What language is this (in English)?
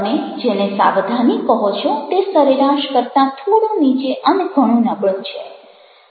Gujarati